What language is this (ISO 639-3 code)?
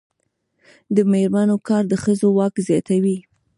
pus